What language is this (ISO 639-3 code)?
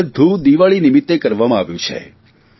guj